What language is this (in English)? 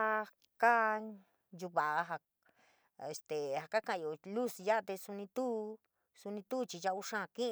San Miguel El Grande Mixtec